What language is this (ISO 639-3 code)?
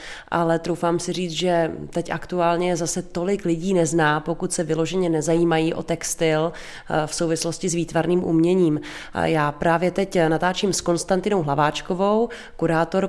ces